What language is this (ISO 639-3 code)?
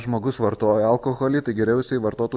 lit